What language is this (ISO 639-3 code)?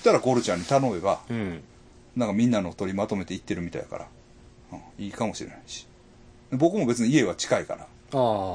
jpn